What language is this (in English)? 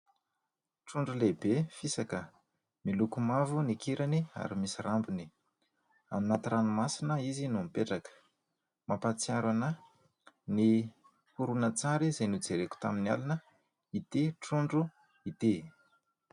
Malagasy